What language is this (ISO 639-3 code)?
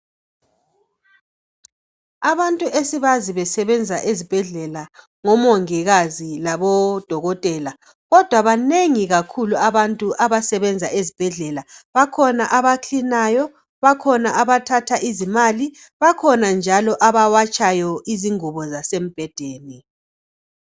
nde